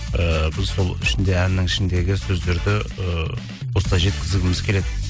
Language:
Kazakh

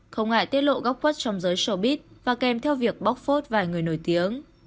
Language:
Vietnamese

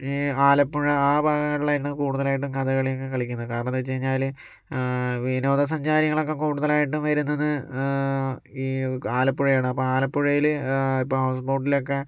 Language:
Malayalam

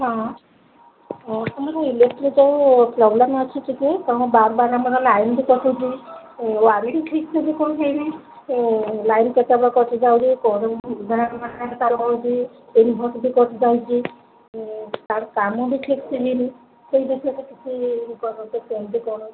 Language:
Odia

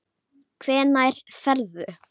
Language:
Icelandic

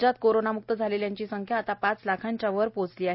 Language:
Marathi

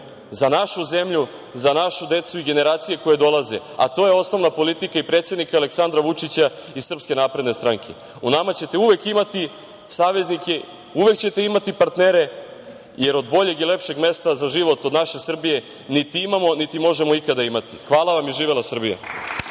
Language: Serbian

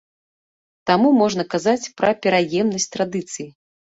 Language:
Belarusian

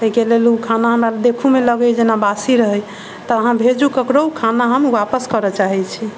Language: Maithili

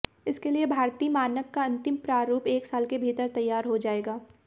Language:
Hindi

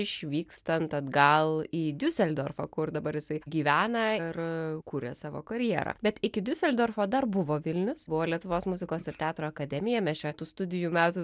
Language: Lithuanian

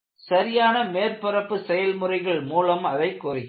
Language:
Tamil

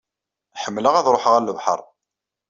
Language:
Kabyle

